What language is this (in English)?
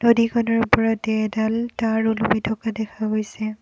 Assamese